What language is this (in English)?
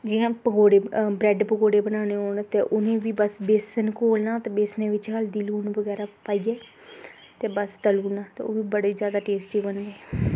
Dogri